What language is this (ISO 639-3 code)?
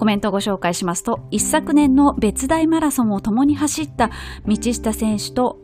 jpn